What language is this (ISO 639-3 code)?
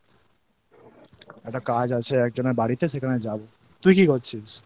ben